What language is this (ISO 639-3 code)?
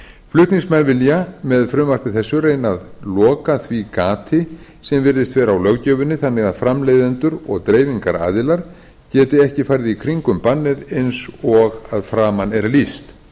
isl